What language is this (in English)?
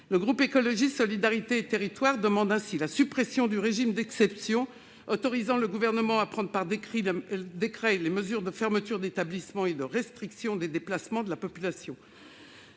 French